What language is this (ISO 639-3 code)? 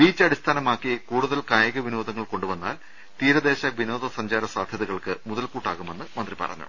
mal